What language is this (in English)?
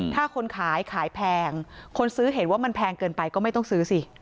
Thai